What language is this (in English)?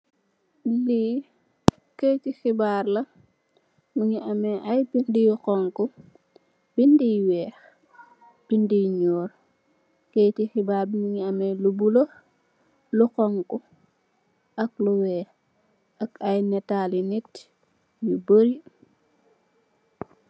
Wolof